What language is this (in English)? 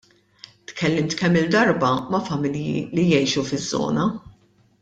Maltese